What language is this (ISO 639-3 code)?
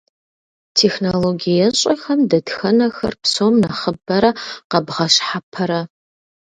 kbd